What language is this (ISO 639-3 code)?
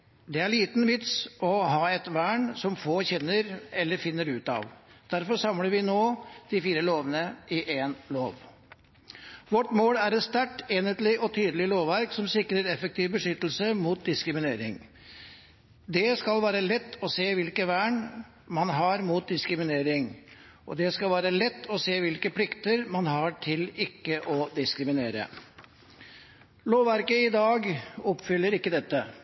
nob